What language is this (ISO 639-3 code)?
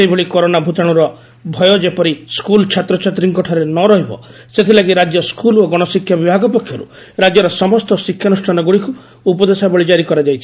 ori